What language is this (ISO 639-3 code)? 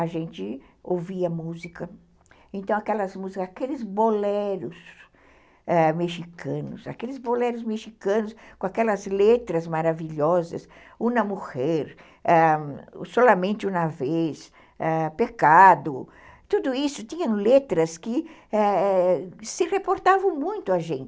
por